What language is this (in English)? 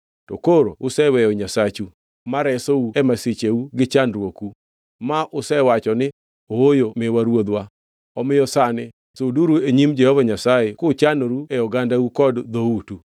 Luo (Kenya and Tanzania)